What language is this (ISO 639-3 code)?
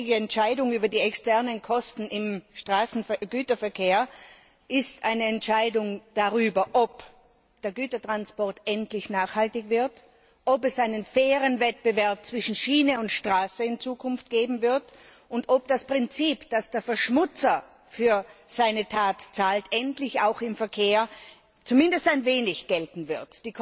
deu